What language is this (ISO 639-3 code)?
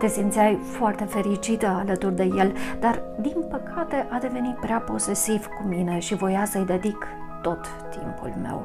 ron